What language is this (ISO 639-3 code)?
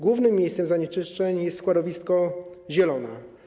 pol